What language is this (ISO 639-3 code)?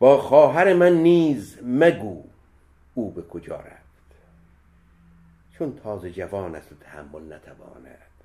fas